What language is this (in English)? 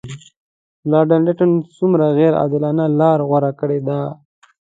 Pashto